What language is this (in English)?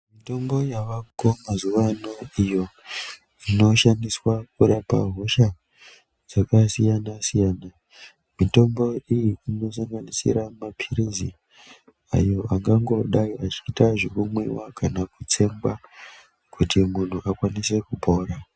Ndau